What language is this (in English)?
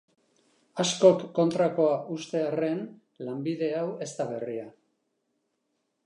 Basque